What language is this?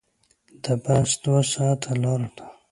Pashto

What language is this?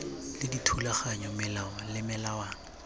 Tswana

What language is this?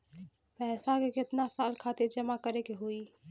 Bhojpuri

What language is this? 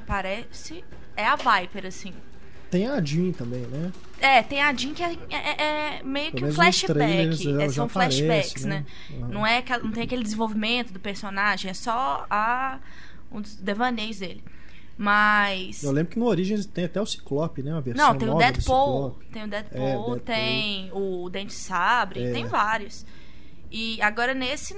Portuguese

